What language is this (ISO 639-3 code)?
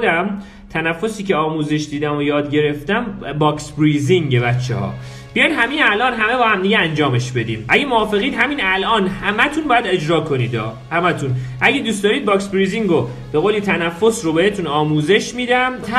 fas